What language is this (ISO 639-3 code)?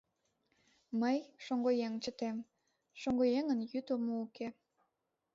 chm